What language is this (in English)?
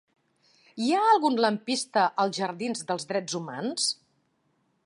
Catalan